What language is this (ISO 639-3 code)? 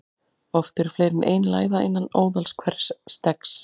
isl